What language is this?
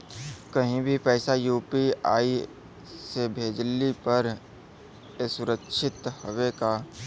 Bhojpuri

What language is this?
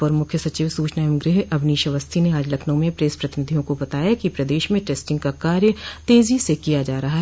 Hindi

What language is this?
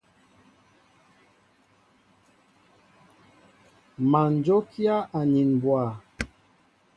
Mbo (Cameroon)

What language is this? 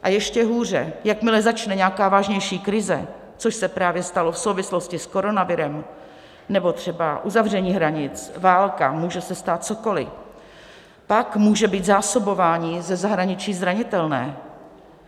Czech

